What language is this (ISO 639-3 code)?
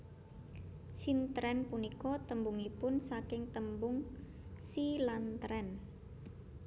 jav